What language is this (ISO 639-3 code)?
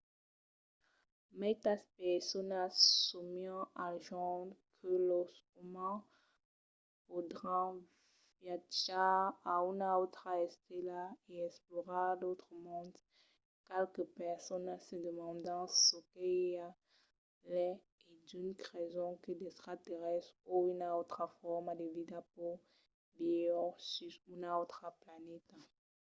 oci